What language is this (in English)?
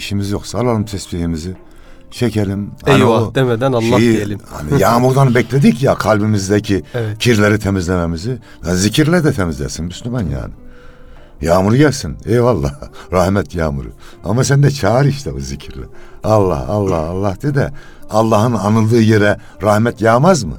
Turkish